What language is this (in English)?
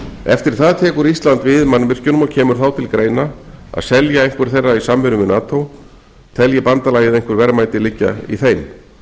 Icelandic